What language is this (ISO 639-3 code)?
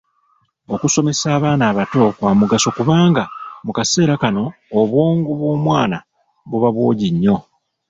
lug